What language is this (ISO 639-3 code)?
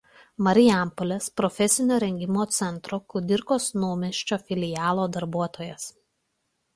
lit